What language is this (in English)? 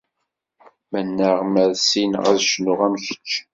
Kabyle